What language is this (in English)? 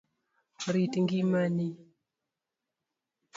Luo (Kenya and Tanzania)